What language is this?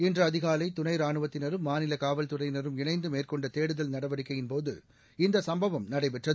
Tamil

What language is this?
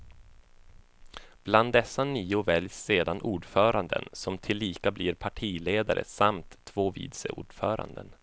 Swedish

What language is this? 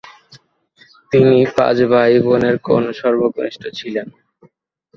Bangla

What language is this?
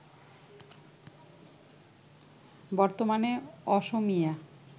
Bangla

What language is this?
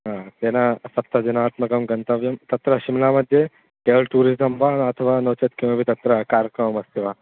Sanskrit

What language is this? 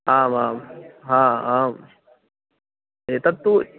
Sanskrit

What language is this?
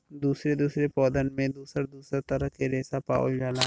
Bhojpuri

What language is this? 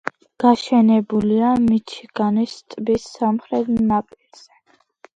Georgian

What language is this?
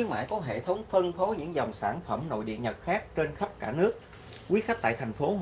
Vietnamese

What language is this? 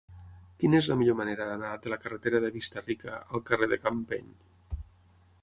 Catalan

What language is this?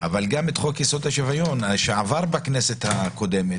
Hebrew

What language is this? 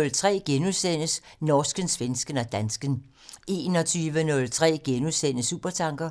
Danish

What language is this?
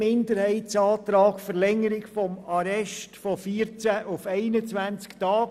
Swiss German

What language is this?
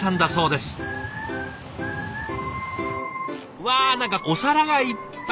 Japanese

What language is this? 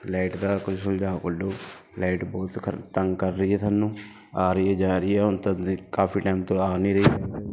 Punjabi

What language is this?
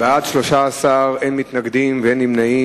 Hebrew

